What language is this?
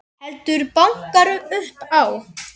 Icelandic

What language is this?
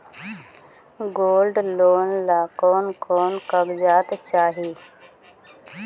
Magahi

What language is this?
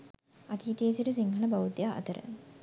Sinhala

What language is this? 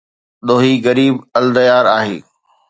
Sindhi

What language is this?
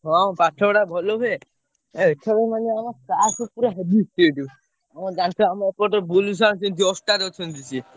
Odia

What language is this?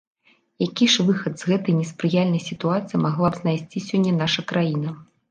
Belarusian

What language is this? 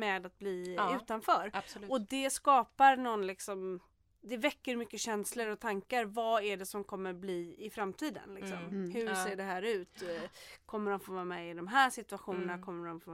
Swedish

